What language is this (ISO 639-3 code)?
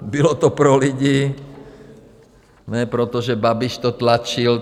ces